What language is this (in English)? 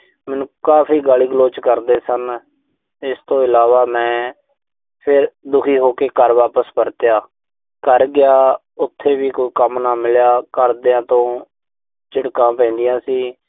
Punjabi